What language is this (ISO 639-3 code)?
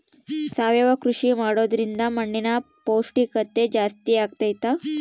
kan